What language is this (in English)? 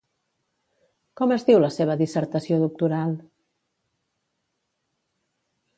Catalan